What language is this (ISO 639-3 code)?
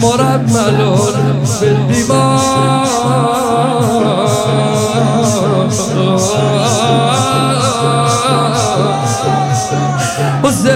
ara